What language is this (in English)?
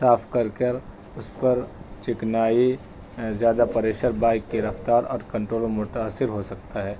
Urdu